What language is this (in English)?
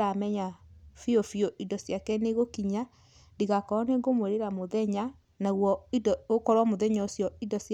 Kikuyu